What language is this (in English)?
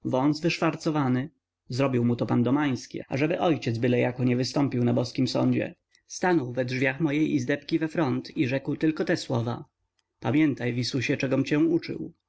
Polish